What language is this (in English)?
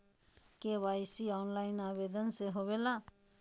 Magahi